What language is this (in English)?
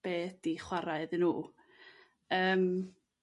Welsh